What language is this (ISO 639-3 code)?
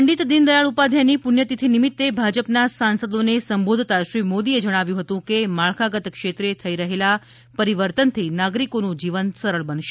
guj